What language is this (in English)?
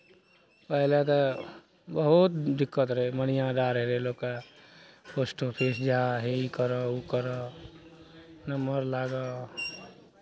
Maithili